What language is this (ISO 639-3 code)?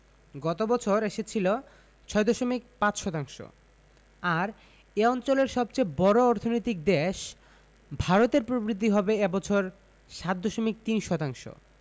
ben